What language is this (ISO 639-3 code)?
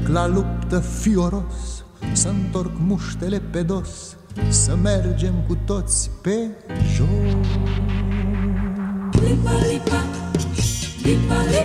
ron